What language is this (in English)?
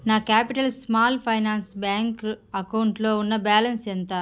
Telugu